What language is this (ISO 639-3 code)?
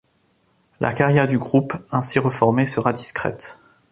fra